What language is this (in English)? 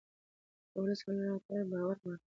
Pashto